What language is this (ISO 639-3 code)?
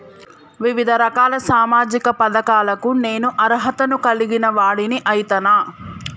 tel